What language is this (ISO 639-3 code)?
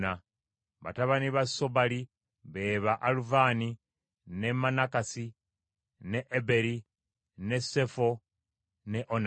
lug